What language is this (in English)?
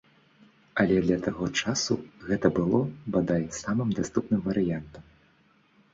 Belarusian